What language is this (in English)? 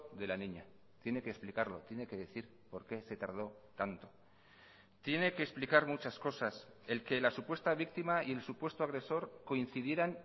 Spanish